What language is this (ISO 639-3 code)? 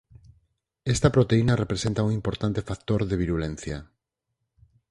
glg